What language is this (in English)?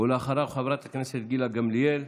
Hebrew